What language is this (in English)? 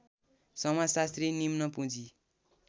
Nepali